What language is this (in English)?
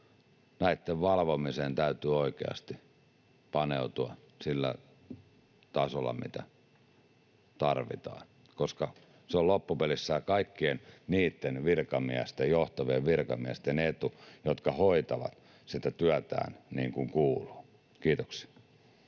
Finnish